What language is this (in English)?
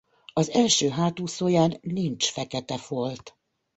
Hungarian